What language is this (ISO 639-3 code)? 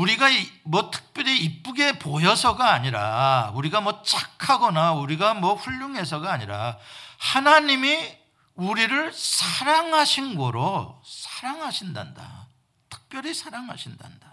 kor